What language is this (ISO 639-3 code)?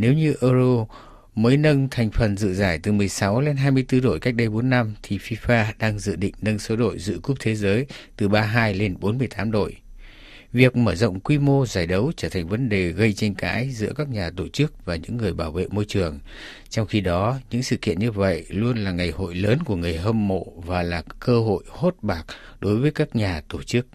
vie